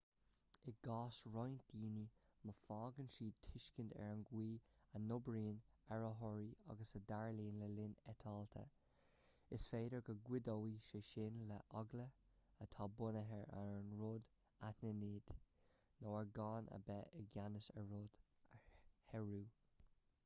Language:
Irish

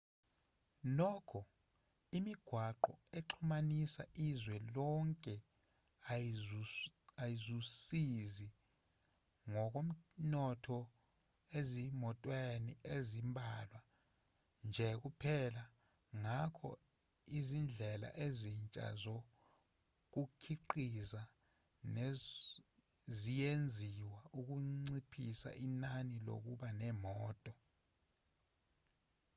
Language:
Zulu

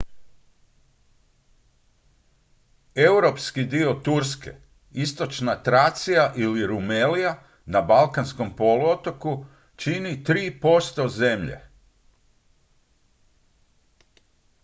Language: Croatian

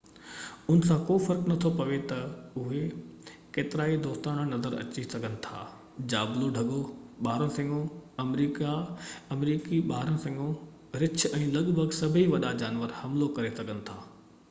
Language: Sindhi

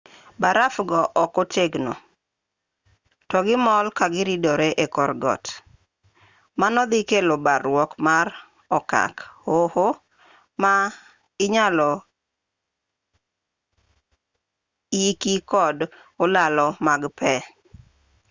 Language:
Luo (Kenya and Tanzania)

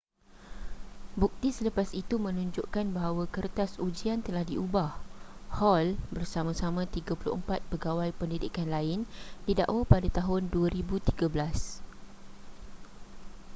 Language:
Malay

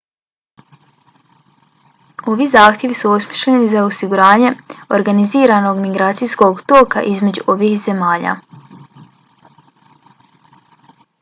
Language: Bosnian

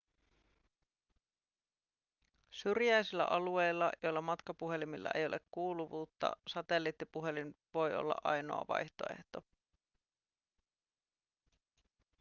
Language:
Finnish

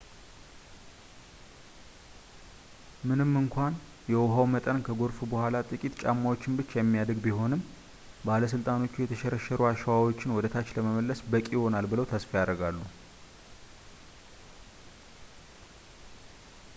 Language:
Amharic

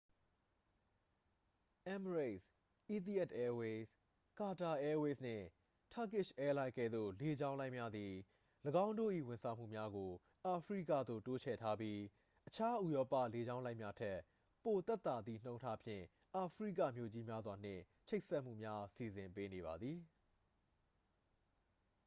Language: Burmese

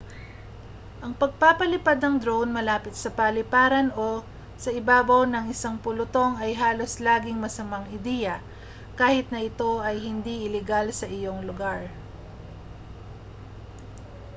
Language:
Filipino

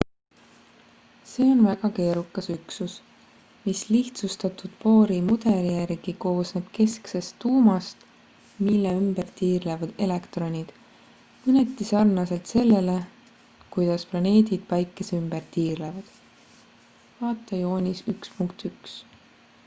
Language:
Estonian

